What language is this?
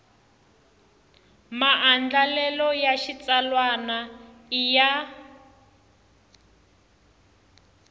Tsonga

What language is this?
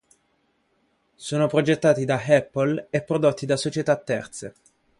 Italian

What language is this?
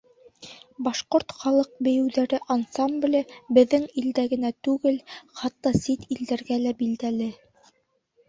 Bashkir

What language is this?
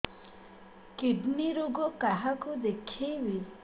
Odia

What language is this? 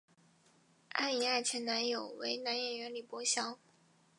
Chinese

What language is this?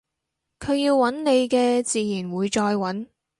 Cantonese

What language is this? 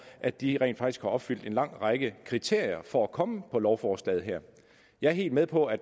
Danish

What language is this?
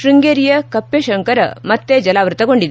Kannada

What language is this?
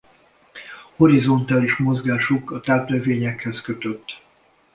Hungarian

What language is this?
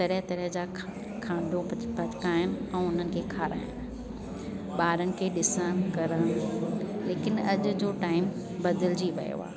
Sindhi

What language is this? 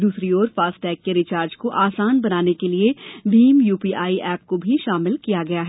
Hindi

